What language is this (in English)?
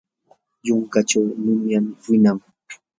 Yanahuanca Pasco Quechua